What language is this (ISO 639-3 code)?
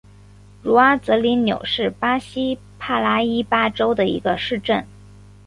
zho